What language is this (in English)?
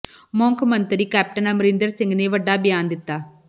Punjabi